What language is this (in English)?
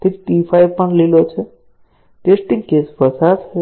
Gujarati